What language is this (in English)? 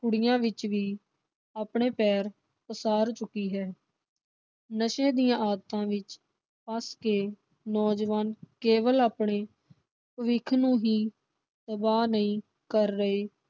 Punjabi